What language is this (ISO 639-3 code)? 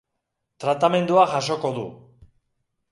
eus